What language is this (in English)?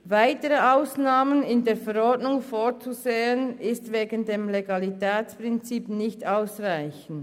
Swiss German